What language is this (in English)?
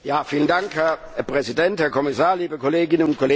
German